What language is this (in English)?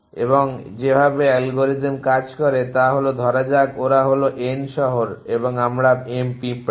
Bangla